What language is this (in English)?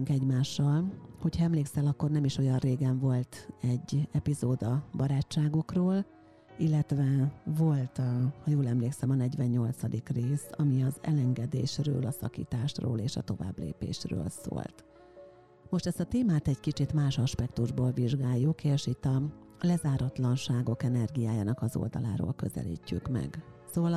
Hungarian